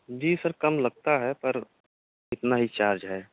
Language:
Urdu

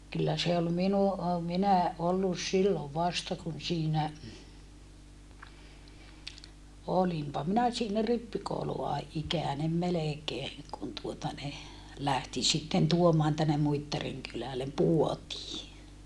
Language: Finnish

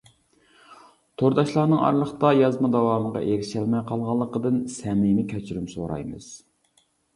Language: Uyghur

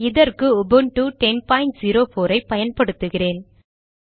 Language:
Tamil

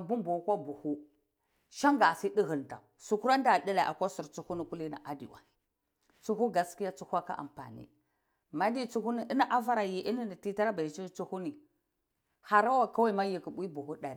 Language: Cibak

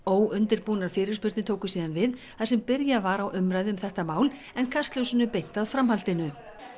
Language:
Icelandic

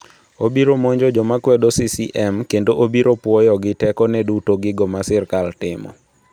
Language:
Luo (Kenya and Tanzania)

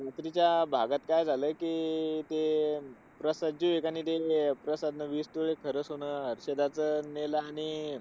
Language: Marathi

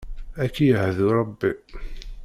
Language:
Kabyle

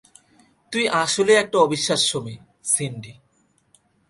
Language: Bangla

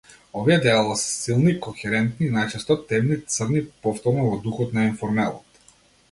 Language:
Macedonian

